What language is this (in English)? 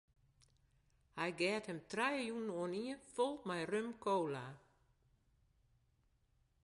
Western Frisian